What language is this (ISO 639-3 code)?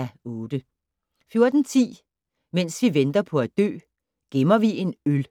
dan